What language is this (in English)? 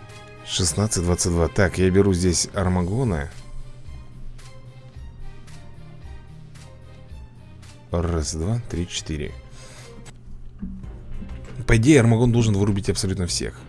Russian